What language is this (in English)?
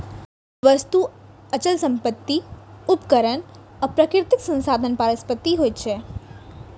Maithili